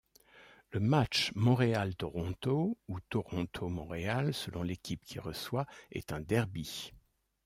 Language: French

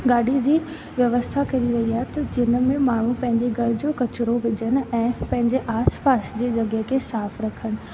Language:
Sindhi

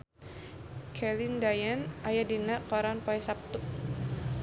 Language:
Sundanese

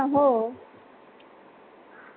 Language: Marathi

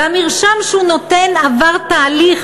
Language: Hebrew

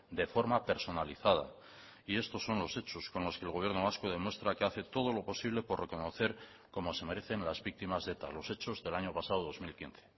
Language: Spanish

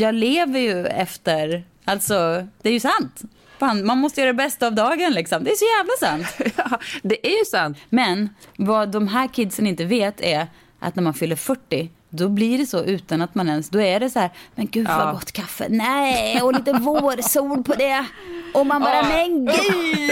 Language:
Swedish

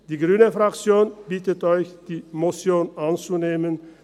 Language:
Swiss German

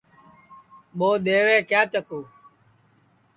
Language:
Sansi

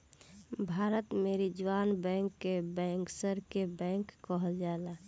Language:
Bhojpuri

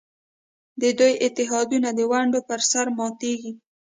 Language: Pashto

